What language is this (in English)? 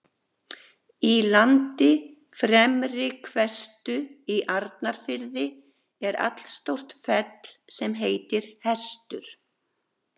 Icelandic